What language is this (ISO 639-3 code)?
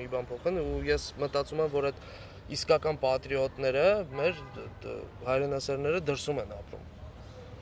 ron